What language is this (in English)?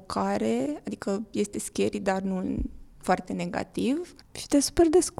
Romanian